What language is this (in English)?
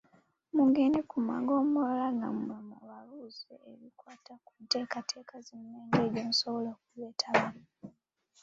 Ganda